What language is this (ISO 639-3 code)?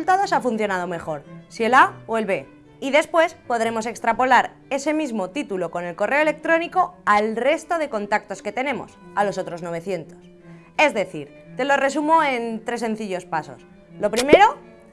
spa